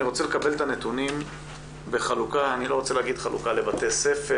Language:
Hebrew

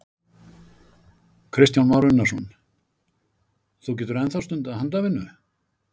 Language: Icelandic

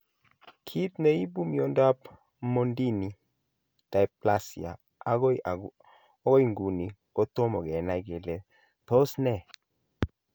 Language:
Kalenjin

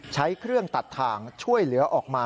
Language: Thai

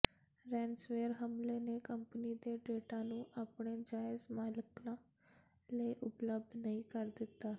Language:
Punjabi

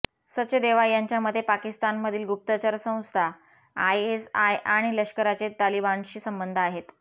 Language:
Marathi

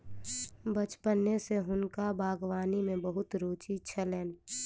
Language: Maithili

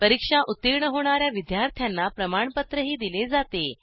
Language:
Marathi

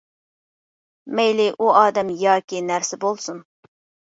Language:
Uyghur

